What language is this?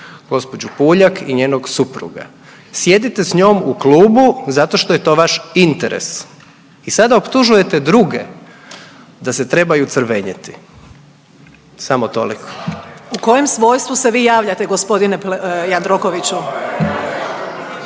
Croatian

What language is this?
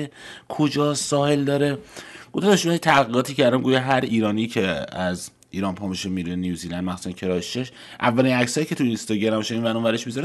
Persian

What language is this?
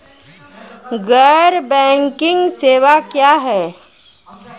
Maithili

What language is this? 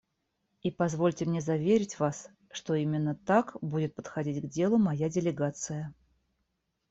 Russian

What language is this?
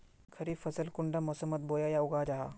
Magahi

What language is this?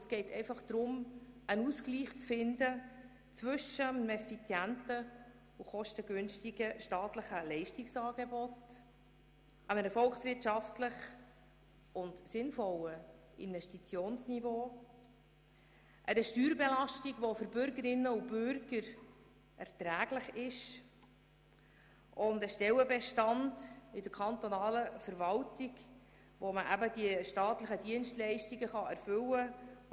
Swiss German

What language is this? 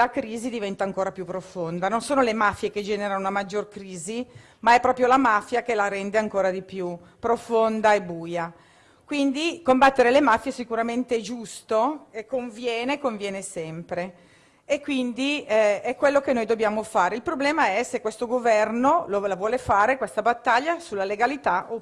Italian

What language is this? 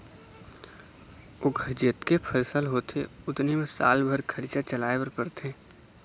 Chhattisgarhi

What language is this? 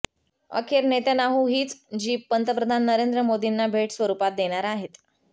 Marathi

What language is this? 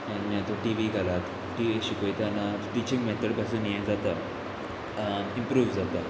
Konkani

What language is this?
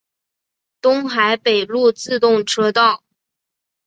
Chinese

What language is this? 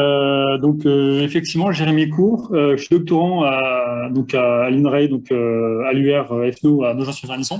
French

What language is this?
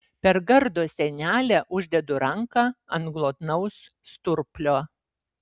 Lithuanian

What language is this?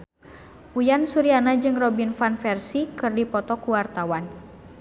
Sundanese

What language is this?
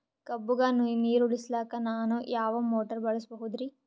Kannada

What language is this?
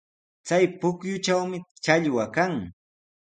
Sihuas Ancash Quechua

